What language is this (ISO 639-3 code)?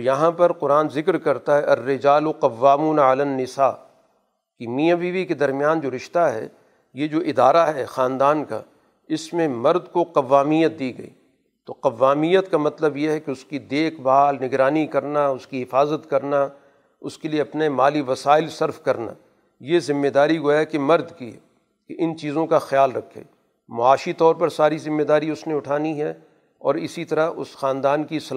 urd